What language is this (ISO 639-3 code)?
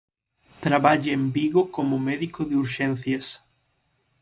glg